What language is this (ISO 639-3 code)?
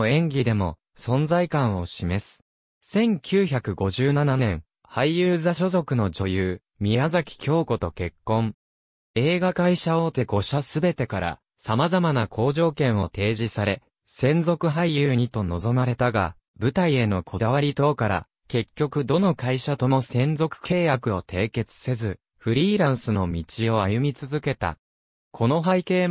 jpn